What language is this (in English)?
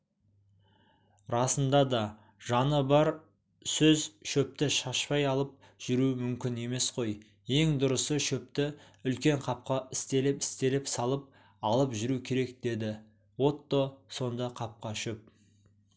Kazakh